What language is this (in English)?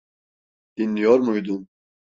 Turkish